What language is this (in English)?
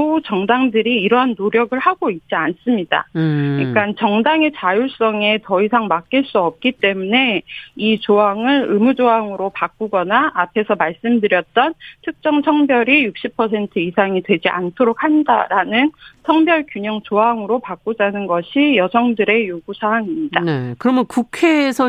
Korean